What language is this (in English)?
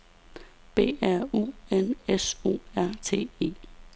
Danish